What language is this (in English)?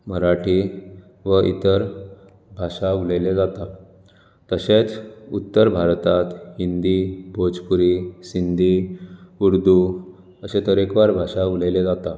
Konkani